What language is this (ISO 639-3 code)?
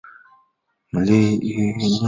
zho